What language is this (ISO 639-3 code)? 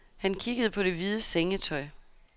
dan